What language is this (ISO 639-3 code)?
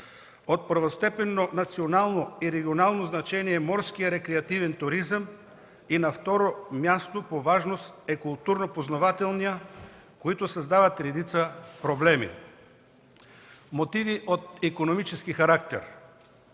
bul